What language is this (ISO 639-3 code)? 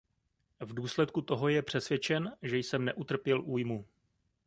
ces